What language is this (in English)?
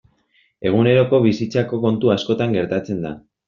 Basque